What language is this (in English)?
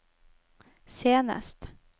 Norwegian